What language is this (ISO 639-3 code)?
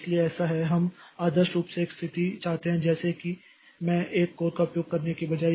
hin